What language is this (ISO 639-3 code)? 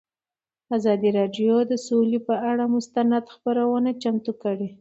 pus